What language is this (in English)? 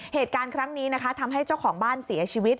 Thai